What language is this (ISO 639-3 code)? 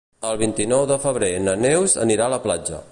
cat